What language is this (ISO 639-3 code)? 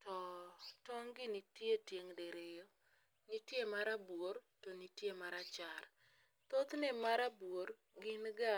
luo